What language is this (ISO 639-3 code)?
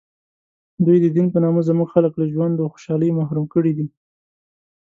pus